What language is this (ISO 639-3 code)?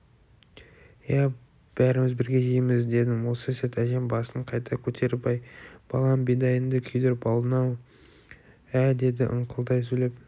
kaz